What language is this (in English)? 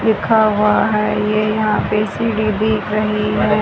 Hindi